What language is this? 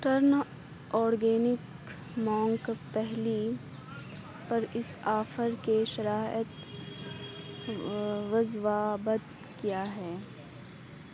Urdu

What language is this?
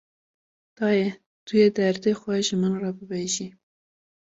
Kurdish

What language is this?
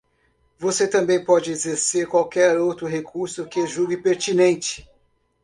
Portuguese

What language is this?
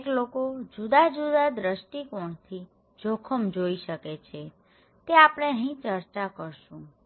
Gujarati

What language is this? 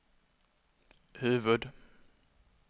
Swedish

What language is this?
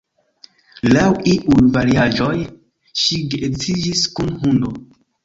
Esperanto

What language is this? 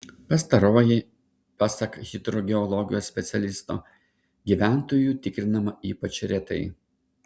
Lithuanian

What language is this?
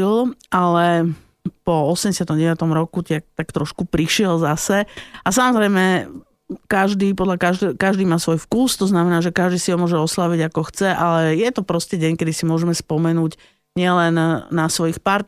Slovak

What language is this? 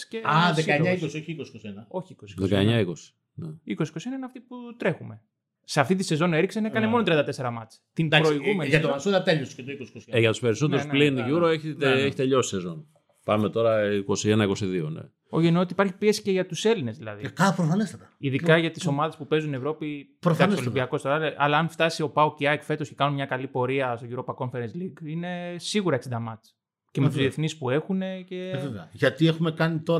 Greek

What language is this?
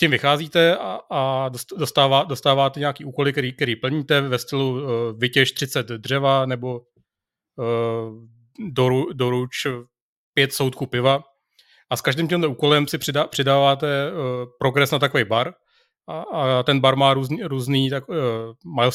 Czech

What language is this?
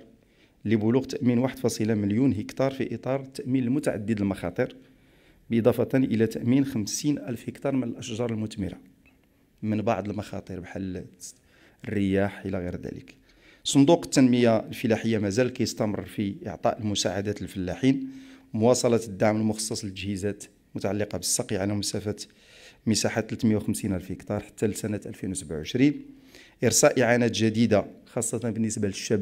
Arabic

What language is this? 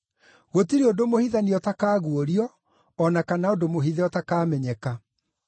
Kikuyu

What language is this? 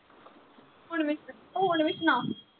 Punjabi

